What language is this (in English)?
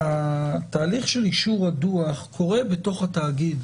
Hebrew